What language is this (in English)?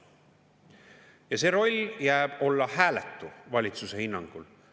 Estonian